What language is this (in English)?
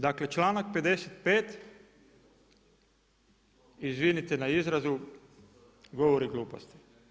Croatian